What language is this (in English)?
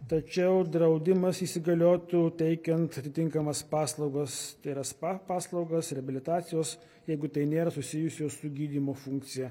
Lithuanian